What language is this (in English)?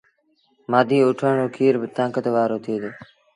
Sindhi Bhil